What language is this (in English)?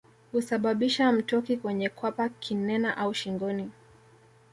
Swahili